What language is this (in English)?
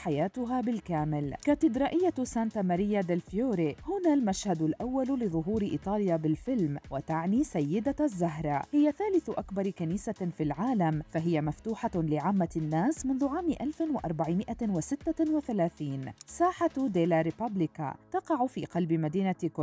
Arabic